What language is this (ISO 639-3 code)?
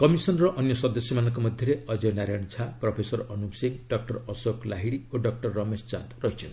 ori